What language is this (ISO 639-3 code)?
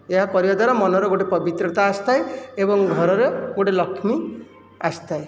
ori